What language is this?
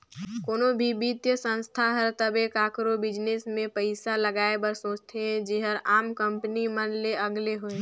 Chhattisgarhi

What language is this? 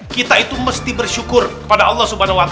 Indonesian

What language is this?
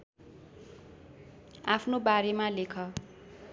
Nepali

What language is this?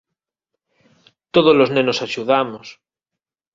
Galician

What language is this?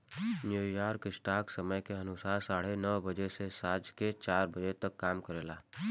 Bhojpuri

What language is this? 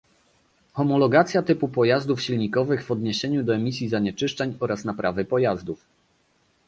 Polish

